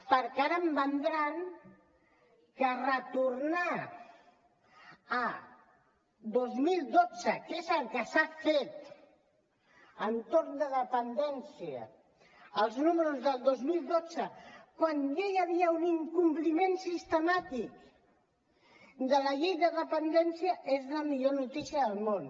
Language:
Catalan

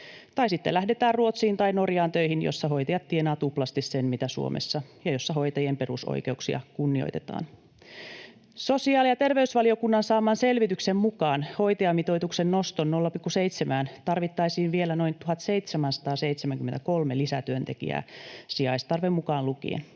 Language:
Finnish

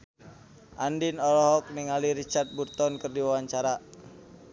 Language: Sundanese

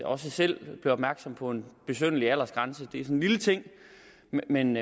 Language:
Danish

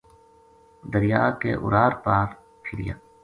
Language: Gujari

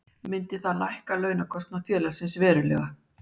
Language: Icelandic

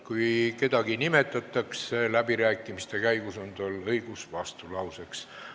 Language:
Estonian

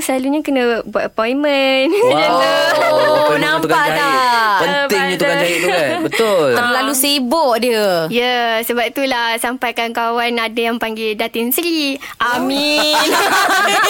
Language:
Malay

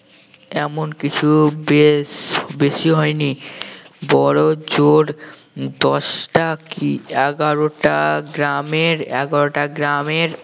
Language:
Bangla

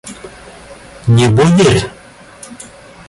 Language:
Russian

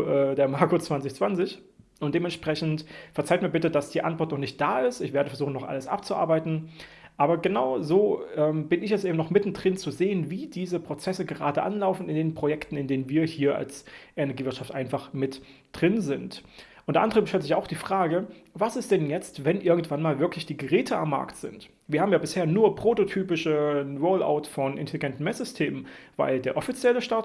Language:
German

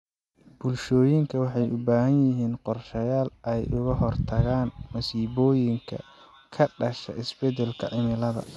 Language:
Somali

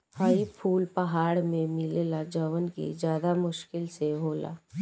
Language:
Bhojpuri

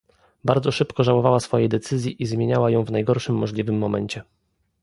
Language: Polish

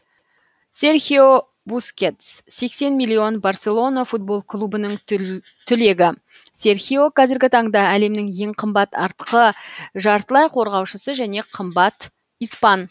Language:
Kazakh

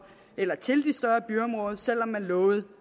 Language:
Danish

